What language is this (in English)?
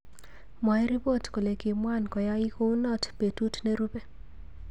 Kalenjin